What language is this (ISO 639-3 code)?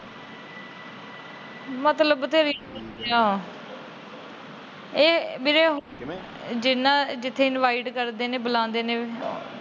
pan